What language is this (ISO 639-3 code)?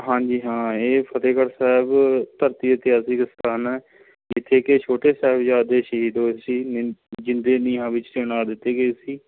pan